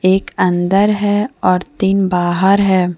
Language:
Hindi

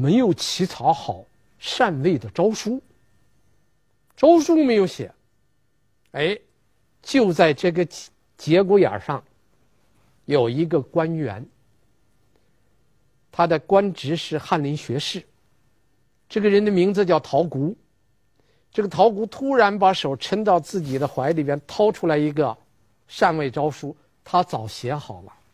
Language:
Chinese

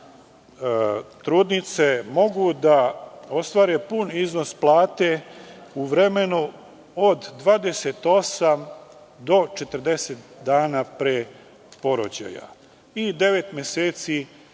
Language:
Serbian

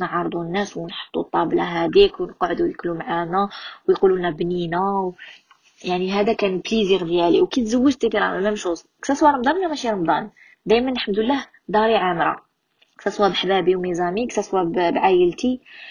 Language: Arabic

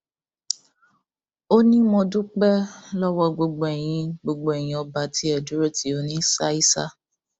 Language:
Yoruba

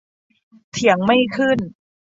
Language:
Thai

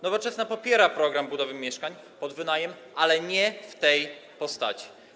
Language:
Polish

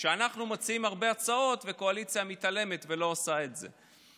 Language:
Hebrew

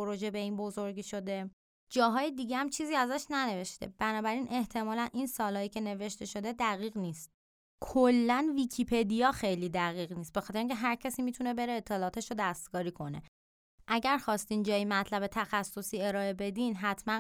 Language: Persian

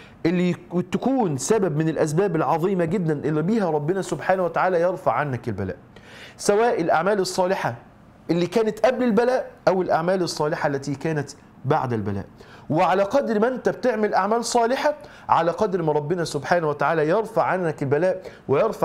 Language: Arabic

